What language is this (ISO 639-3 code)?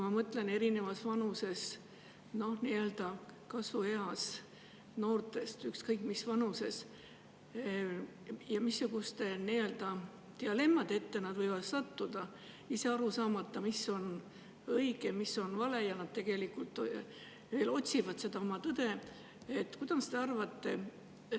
est